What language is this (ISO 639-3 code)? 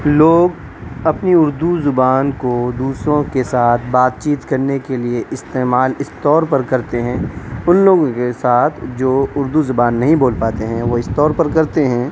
urd